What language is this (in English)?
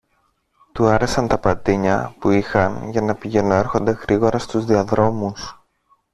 Greek